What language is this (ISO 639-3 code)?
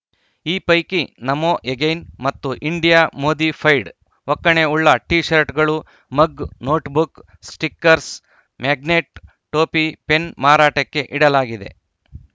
kan